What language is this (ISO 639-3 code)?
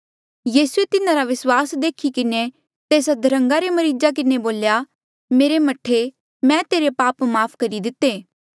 mjl